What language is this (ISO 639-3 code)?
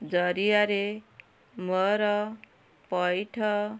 ori